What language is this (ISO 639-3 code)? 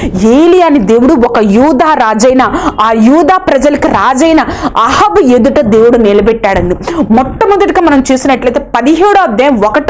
nld